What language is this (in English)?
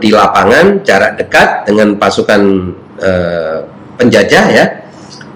Indonesian